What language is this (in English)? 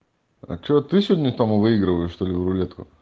Russian